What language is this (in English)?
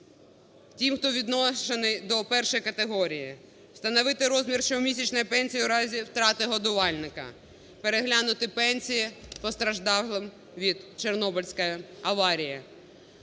Ukrainian